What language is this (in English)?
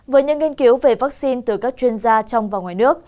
Vietnamese